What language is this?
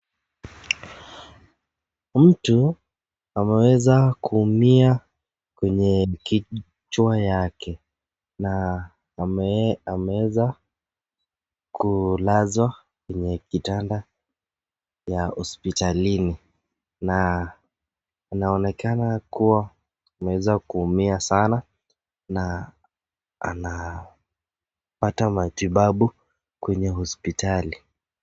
Swahili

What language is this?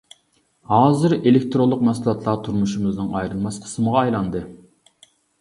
Uyghur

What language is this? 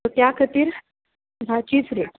Konkani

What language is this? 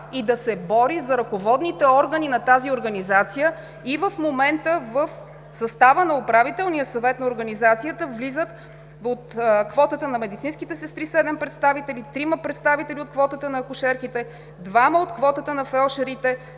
Bulgarian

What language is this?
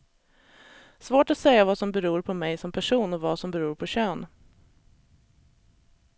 Swedish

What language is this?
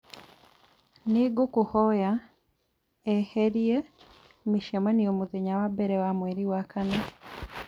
Kikuyu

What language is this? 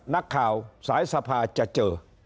Thai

